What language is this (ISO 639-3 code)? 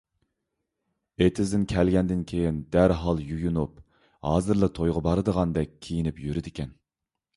uig